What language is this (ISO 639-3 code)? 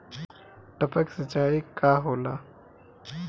bho